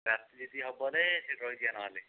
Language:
Odia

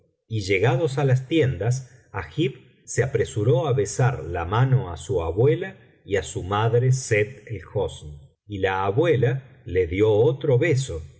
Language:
Spanish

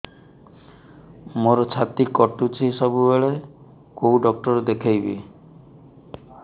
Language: Odia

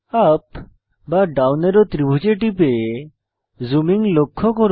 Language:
Bangla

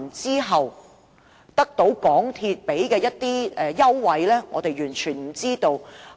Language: Cantonese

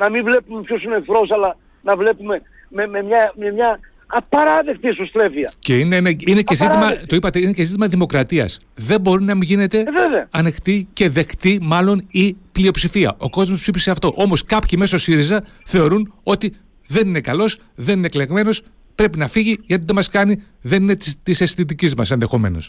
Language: Greek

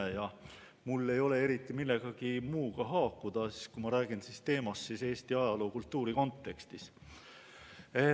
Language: Estonian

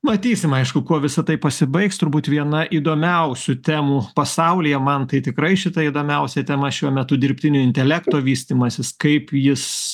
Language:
Lithuanian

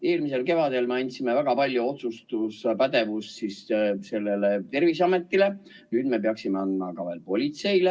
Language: Estonian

